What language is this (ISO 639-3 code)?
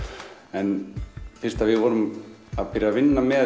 isl